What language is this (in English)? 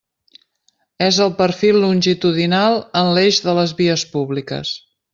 Catalan